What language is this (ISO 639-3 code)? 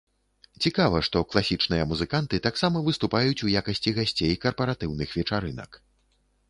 bel